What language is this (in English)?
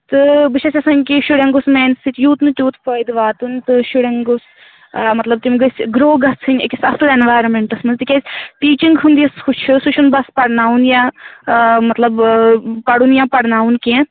Kashmiri